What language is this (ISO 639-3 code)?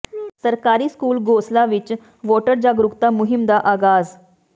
pan